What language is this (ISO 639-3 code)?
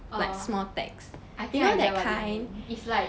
eng